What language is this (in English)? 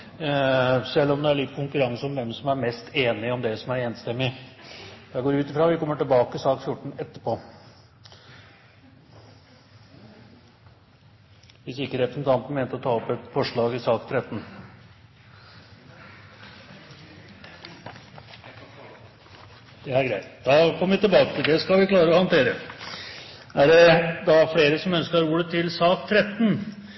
Norwegian